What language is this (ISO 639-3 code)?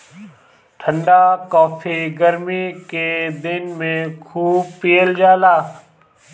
bho